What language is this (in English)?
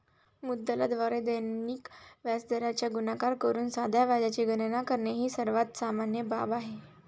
Marathi